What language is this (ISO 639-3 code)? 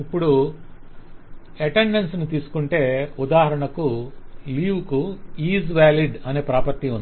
tel